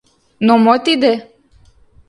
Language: Mari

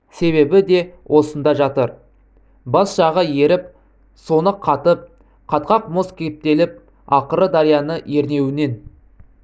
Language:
Kazakh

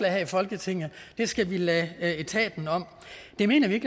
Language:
Danish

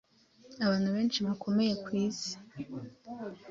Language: Kinyarwanda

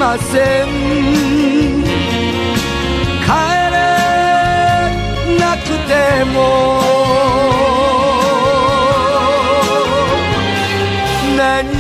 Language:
Arabic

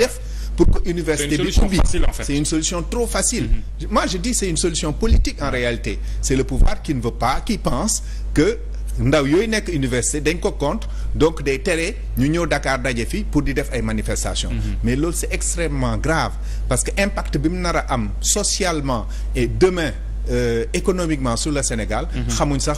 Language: French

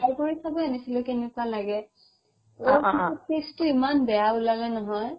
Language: Assamese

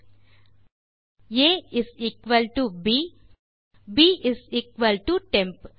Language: Tamil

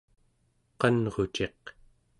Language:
Central Yupik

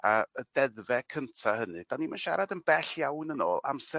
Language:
Welsh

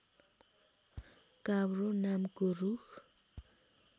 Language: Nepali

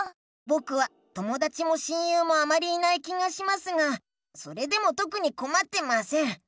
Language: Japanese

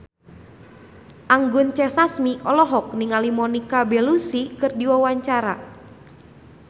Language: Sundanese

